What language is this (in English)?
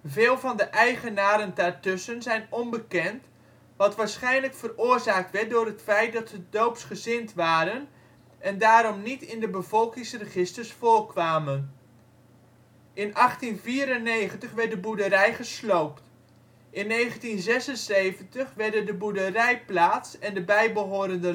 Dutch